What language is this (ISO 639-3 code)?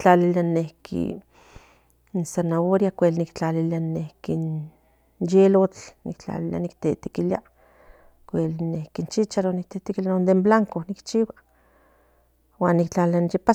nhn